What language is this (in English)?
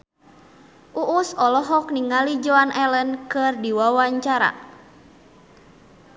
Sundanese